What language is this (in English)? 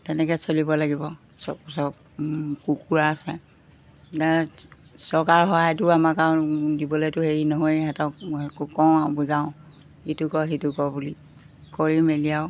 Assamese